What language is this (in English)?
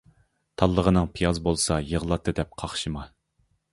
Uyghur